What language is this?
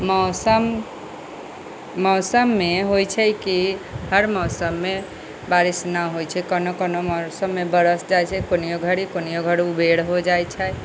Maithili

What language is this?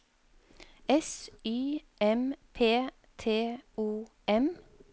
Norwegian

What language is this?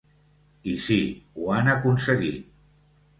Catalan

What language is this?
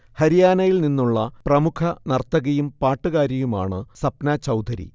Malayalam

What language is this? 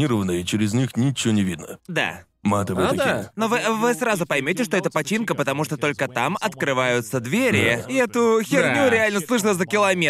Russian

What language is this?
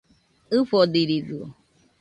Nüpode Huitoto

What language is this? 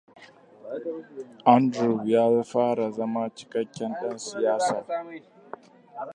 Hausa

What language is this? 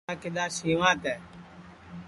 Sansi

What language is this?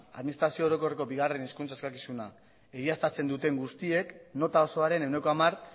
Basque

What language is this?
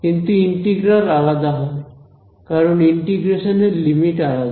Bangla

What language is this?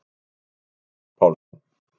Icelandic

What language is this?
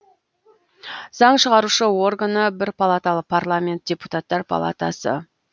Kazakh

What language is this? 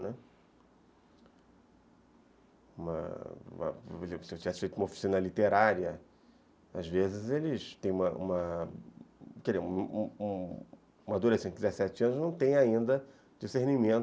Portuguese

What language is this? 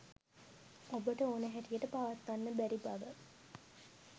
Sinhala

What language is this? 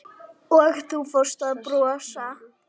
Icelandic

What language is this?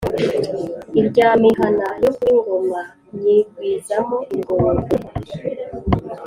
Kinyarwanda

